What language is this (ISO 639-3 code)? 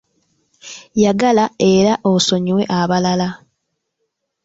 lug